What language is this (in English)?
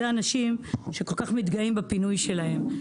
Hebrew